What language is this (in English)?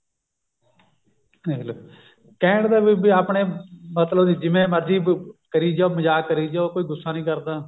Punjabi